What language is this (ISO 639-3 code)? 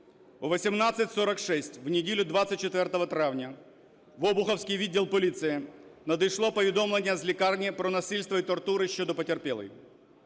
ukr